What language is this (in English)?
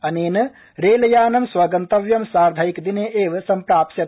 Sanskrit